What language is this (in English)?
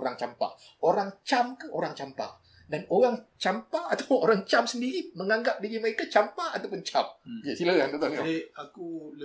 Malay